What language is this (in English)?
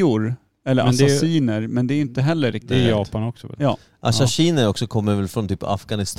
Swedish